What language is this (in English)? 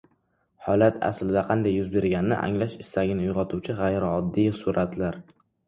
Uzbek